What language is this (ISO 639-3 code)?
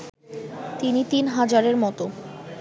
ben